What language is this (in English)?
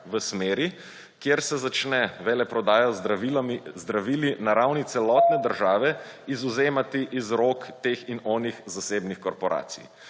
Slovenian